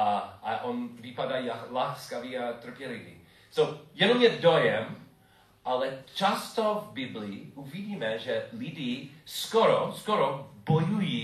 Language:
Czech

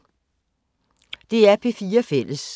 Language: Danish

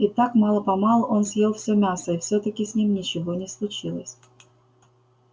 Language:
Russian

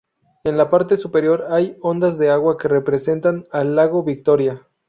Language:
Spanish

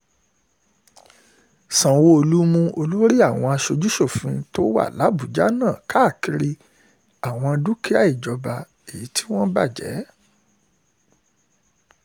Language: Yoruba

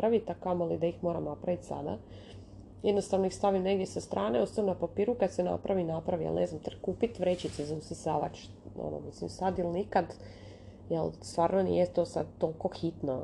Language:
Croatian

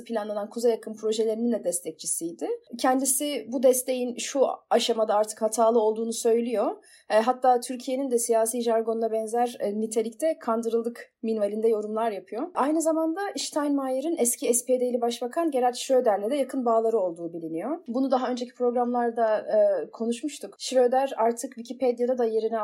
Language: Turkish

